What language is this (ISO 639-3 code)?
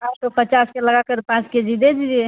hin